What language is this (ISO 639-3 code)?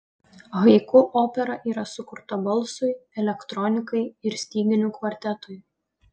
lit